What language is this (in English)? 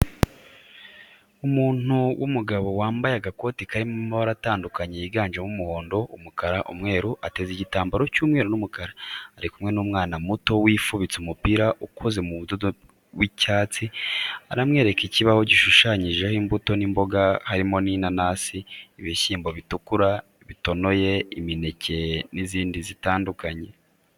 Kinyarwanda